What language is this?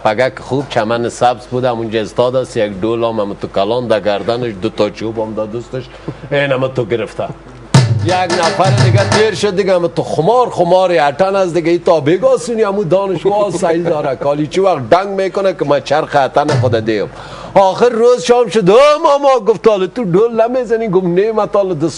Persian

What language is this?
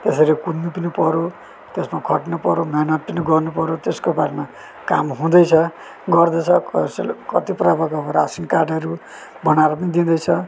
Nepali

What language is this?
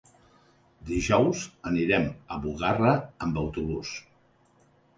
Catalan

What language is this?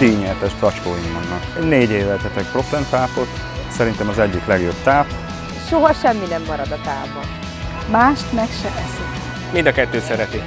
Hungarian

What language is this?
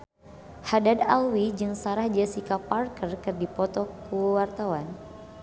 Sundanese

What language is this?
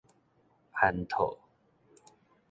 Min Nan Chinese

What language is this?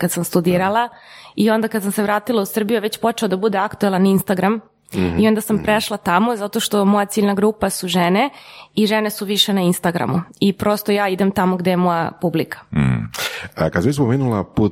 Croatian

